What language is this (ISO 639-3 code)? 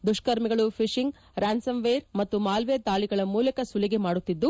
kan